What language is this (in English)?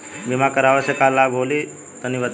Bhojpuri